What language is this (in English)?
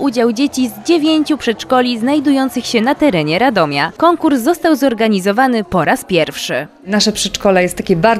Polish